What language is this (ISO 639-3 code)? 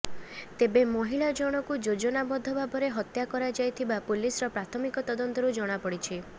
ori